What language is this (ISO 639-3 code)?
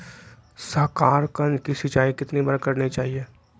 mag